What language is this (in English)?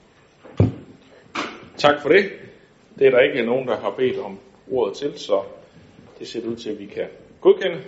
Danish